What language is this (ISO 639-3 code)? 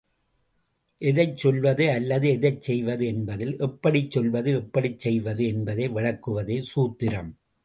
tam